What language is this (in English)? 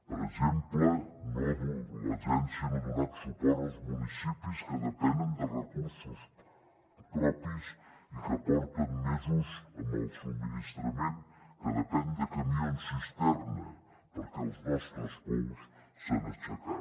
Catalan